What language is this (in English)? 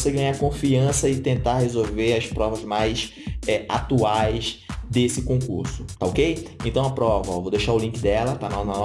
Portuguese